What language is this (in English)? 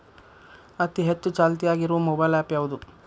Kannada